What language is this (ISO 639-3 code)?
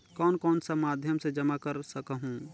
hne